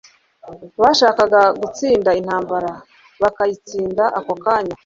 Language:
Kinyarwanda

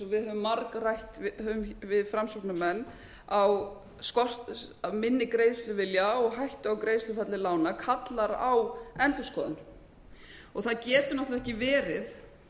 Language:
Icelandic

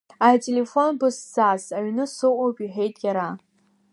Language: Abkhazian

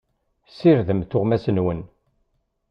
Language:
Kabyle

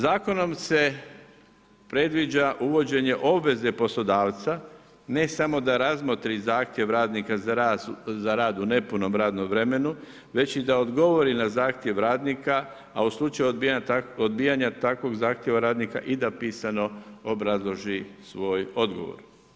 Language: Croatian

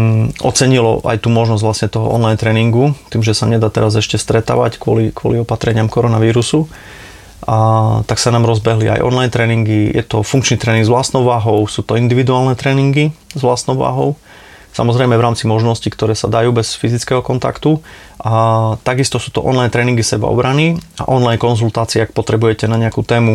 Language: Slovak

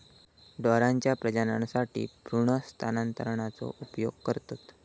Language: Marathi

